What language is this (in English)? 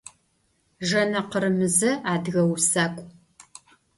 Adyghe